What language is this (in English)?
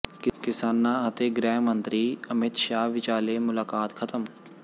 Punjabi